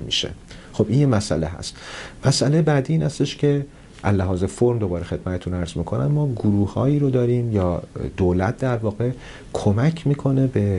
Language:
Persian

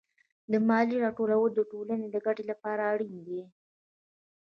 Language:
Pashto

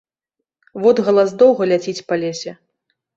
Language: Belarusian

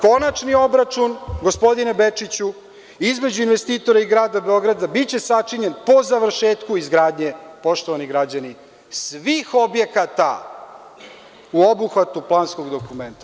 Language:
Serbian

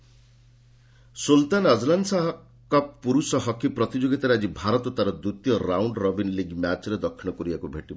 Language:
Odia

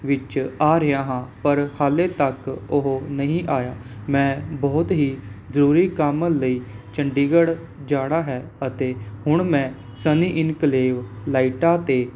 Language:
Punjabi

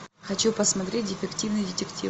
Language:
Russian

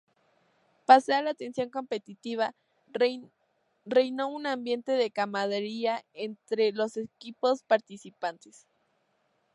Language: Spanish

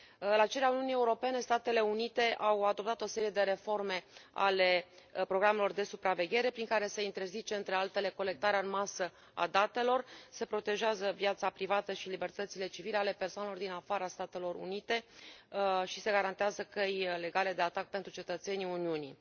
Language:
Romanian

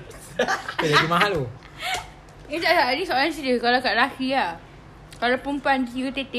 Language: Malay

